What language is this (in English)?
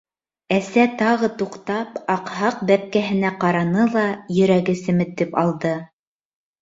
Bashkir